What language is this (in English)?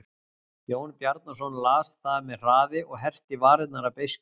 Icelandic